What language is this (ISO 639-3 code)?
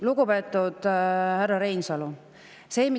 est